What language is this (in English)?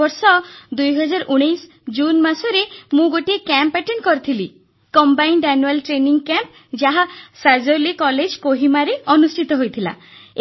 Odia